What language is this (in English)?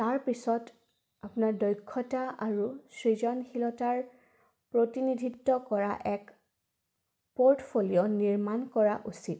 Assamese